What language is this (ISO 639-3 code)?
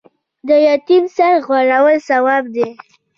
pus